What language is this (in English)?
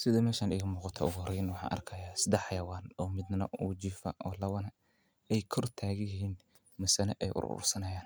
Somali